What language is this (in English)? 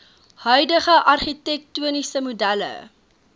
Afrikaans